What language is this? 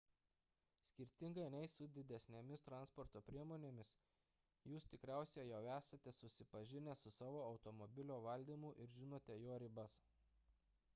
Lithuanian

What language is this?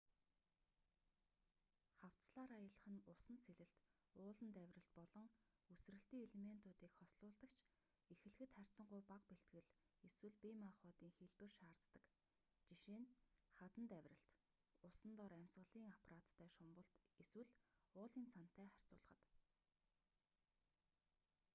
Mongolian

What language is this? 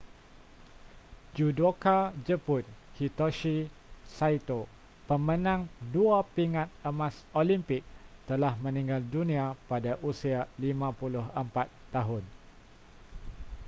Malay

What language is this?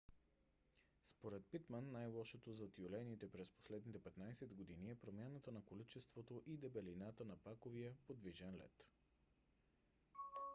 Bulgarian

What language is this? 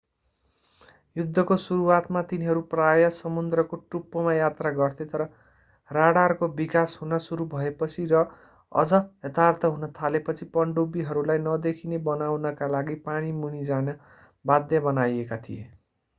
Nepali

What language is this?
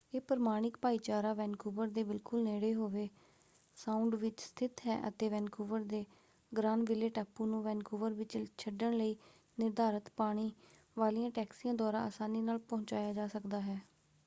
Punjabi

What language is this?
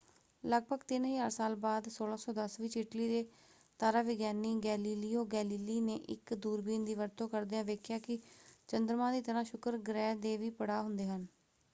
Punjabi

